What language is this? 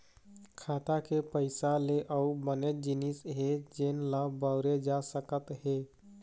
Chhattisgarhi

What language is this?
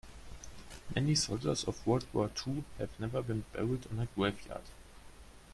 English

